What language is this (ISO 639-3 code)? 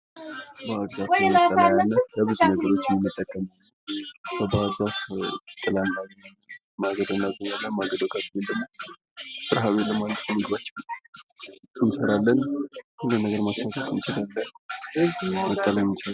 amh